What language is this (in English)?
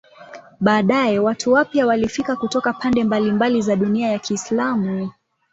Swahili